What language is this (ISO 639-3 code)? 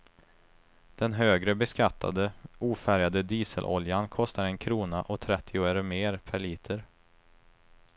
swe